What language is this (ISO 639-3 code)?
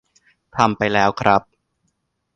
tha